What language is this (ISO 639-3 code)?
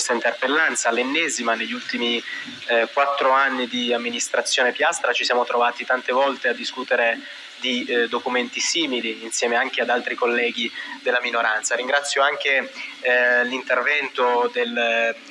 ita